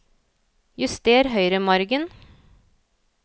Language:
Norwegian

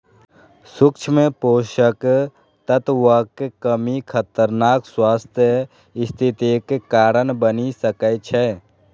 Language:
Maithili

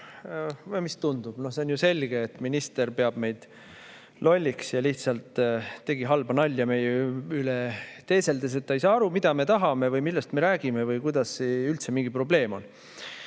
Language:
Estonian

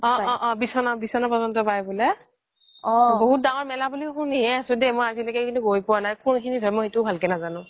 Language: Assamese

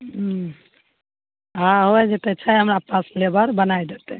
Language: Maithili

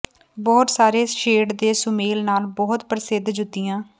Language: Punjabi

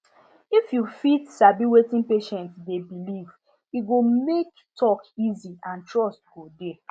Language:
Nigerian Pidgin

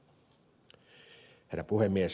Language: Finnish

